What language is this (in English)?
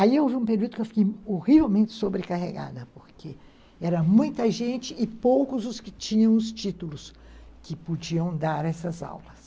Portuguese